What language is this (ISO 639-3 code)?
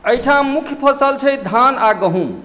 mai